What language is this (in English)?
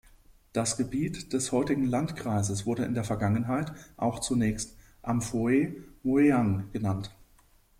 German